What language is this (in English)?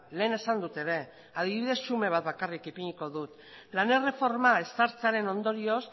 Basque